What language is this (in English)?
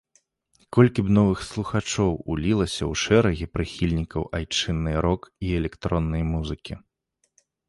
Belarusian